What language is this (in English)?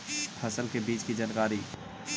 Magahi